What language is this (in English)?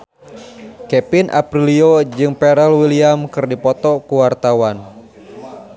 Sundanese